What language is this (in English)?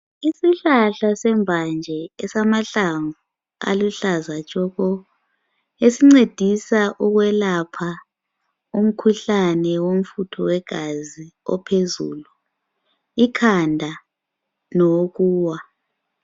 North Ndebele